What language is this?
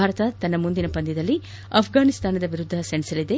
Kannada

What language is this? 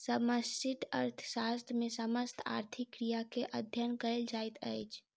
Maithili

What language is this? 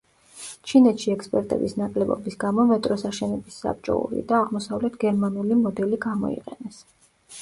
Georgian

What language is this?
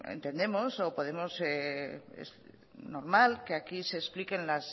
Spanish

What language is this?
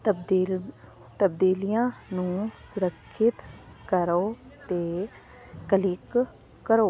Punjabi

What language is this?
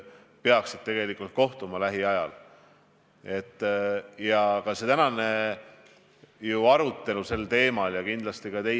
Estonian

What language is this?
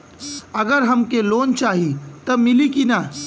Bhojpuri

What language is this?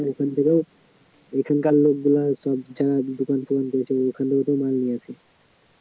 Bangla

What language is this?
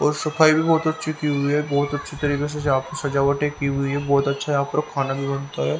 Hindi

